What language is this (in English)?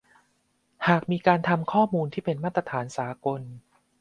Thai